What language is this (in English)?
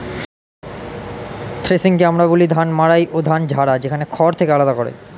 Bangla